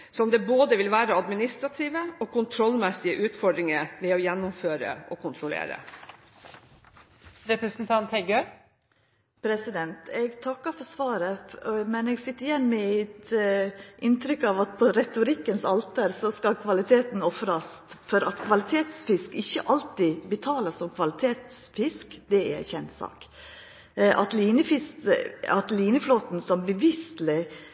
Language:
Norwegian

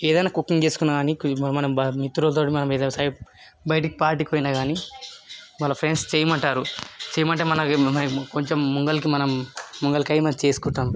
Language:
Telugu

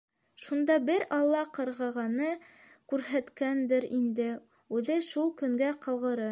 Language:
Bashkir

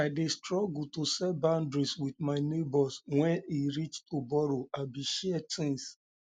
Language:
Nigerian Pidgin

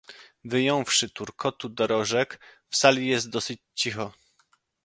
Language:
Polish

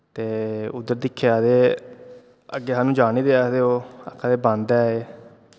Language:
Dogri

